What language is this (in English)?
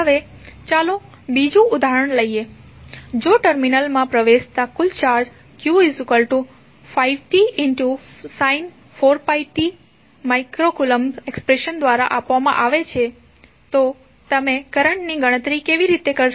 Gujarati